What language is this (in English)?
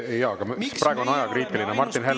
Estonian